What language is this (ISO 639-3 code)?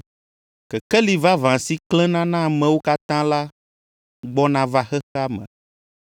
ewe